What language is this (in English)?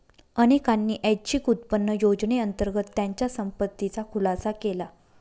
Marathi